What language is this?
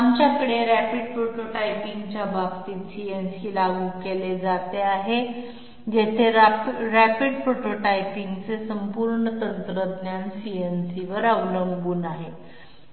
Marathi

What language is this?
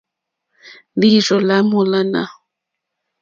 Mokpwe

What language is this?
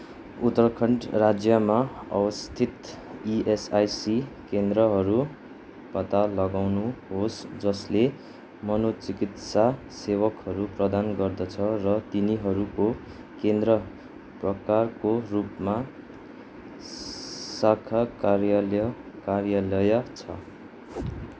Nepali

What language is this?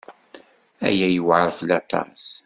Kabyle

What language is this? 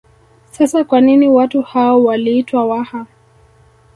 Swahili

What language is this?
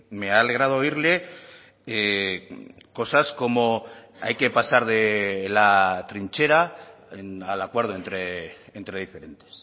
Spanish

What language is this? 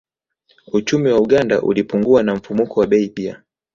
Swahili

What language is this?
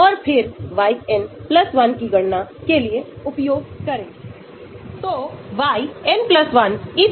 Hindi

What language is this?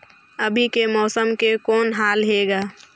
Chhattisgarhi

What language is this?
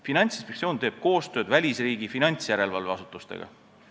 Estonian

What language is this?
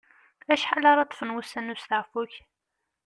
Kabyle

